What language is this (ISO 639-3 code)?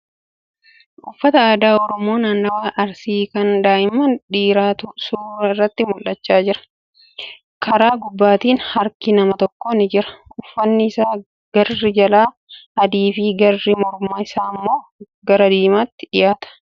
orm